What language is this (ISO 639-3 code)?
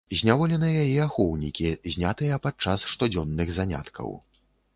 bel